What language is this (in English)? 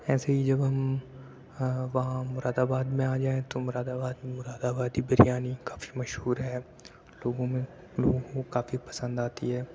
Urdu